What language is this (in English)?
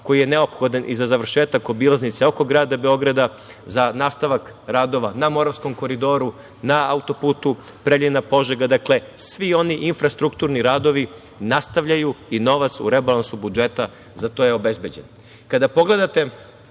Serbian